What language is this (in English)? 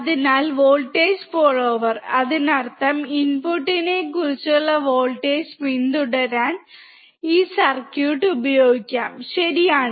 Malayalam